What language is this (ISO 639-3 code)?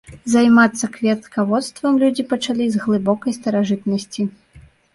bel